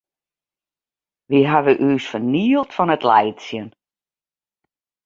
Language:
Western Frisian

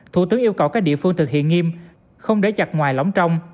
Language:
Vietnamese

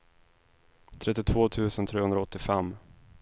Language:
Swedish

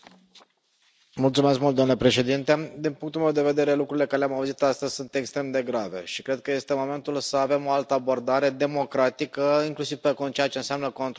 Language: Romanian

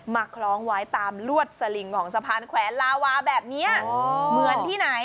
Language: Thai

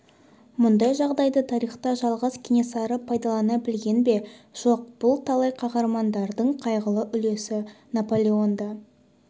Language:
Kazakh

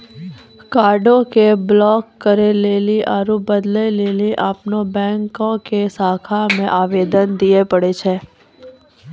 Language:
Maithili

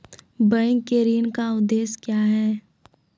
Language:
Maithili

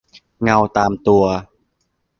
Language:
Thai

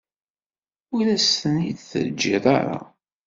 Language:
Kabyle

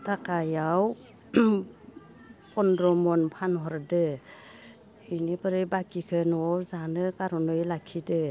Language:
Bodo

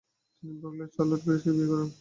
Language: Bangla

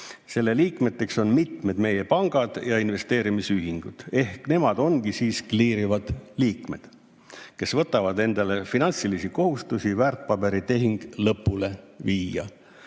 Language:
Estonian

